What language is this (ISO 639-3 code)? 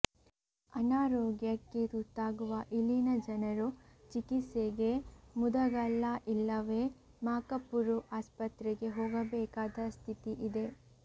kan